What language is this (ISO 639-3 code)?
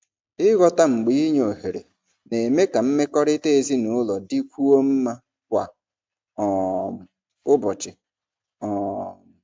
ibo